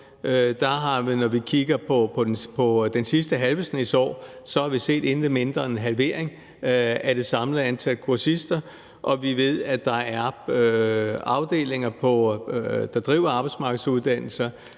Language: Danish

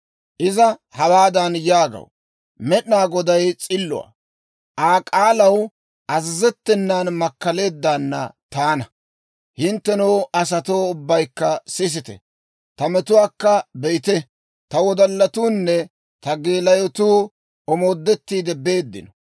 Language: Dawro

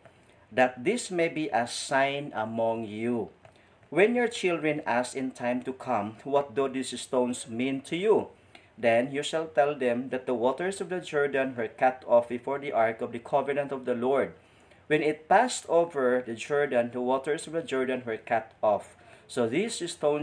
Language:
Filipino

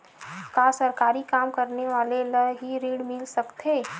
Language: Chhattisgarhi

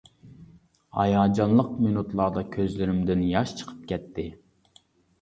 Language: Uyghur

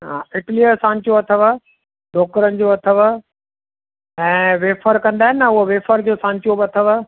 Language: Sindhi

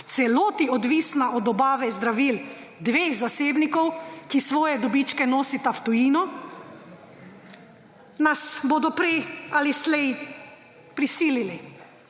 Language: Slovenian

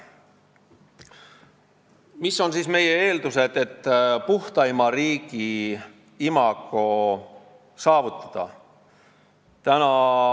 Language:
Estonian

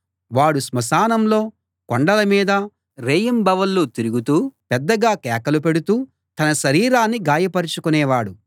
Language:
Telugu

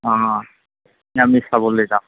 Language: Assamese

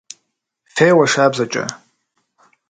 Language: Kabardian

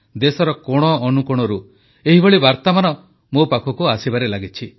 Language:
Odia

